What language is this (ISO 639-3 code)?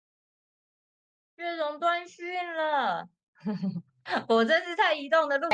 zho